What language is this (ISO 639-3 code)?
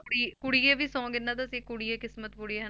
pan